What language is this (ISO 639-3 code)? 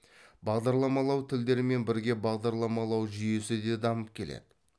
kaz